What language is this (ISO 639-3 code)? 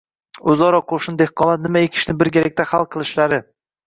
uzb